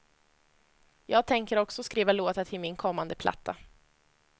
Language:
Swedish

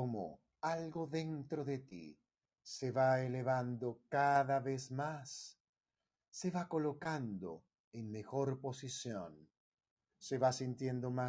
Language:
Spanish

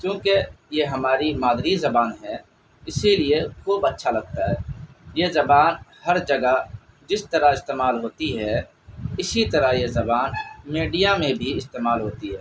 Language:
Urdu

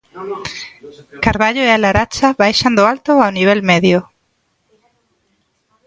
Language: Galician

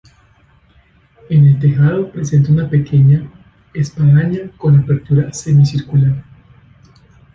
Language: Spanish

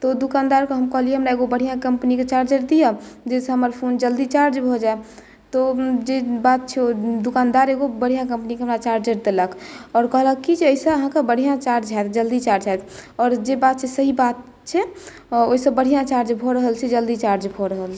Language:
Maithili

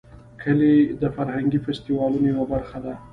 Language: Pashto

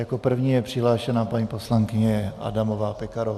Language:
Czech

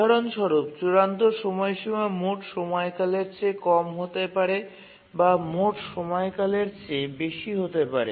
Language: Bangla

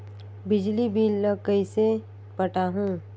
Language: Chhattisgarhi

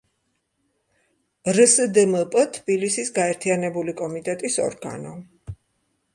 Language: Georgian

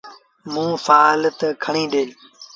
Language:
Sindhi Bhil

